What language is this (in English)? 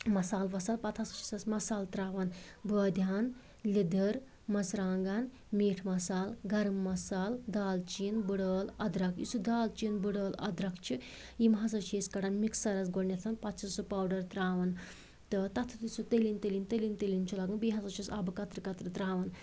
Kashmiri